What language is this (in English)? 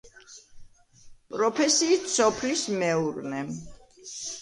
Georgian